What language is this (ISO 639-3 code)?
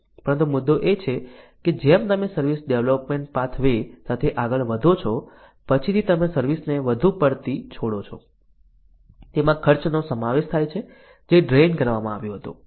guj